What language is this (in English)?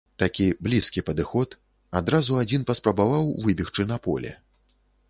Belarusian